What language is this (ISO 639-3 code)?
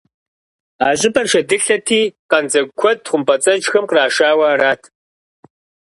kbd